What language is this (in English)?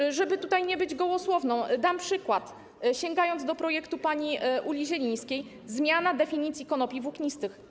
Polish